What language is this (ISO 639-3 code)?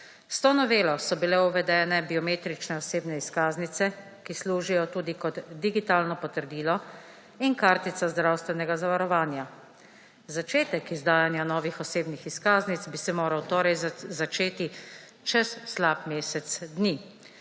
slv